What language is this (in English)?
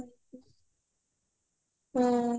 Odia